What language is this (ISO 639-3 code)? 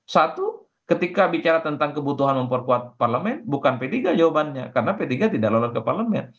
ind